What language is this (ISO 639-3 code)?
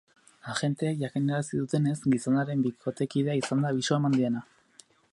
eus